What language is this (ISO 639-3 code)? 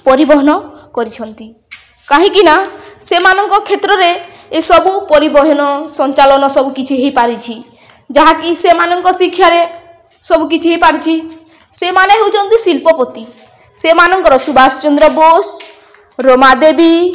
ori